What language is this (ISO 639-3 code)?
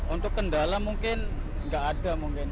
ind